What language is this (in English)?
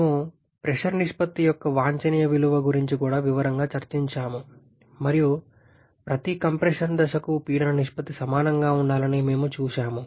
Telugu